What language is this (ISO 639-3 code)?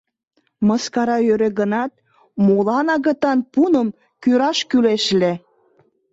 chm